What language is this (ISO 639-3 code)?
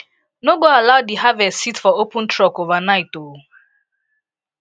pcm